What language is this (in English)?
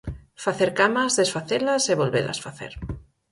Galician